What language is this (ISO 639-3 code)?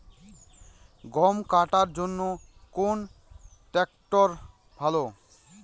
ben